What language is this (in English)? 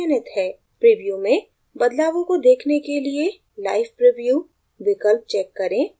Hindi